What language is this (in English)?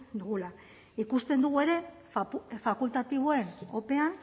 Basque